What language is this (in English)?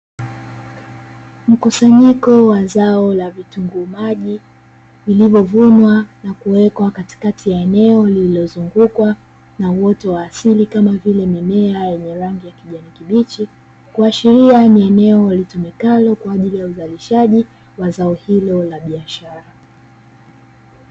Swahili